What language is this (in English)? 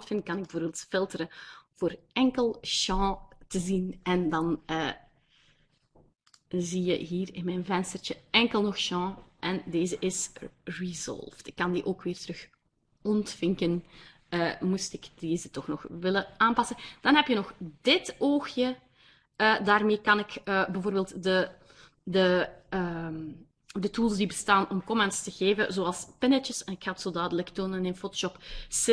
Dutch